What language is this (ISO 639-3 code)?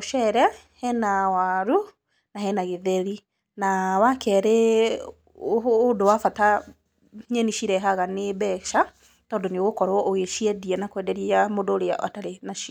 kik